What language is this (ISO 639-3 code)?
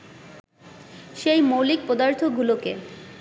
ben